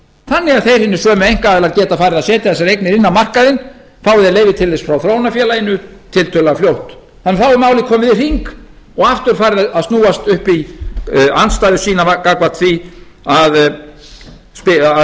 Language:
Icelandic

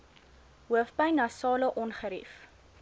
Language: Afrikaans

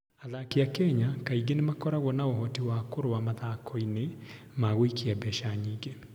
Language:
Kikuyu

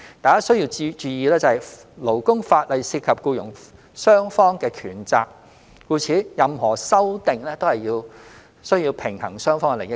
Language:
Cantonese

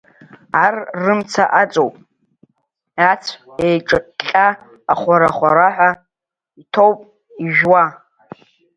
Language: Abkhazian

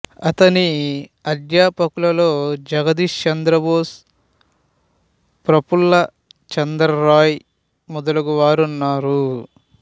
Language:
Telugu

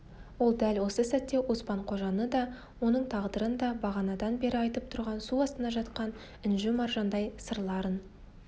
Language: Kazakh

